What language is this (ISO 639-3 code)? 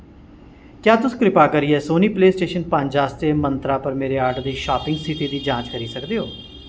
doi